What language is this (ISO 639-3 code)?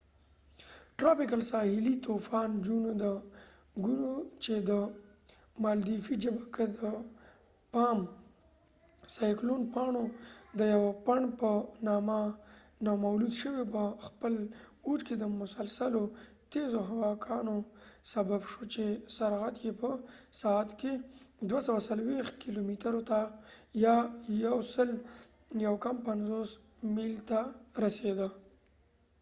pus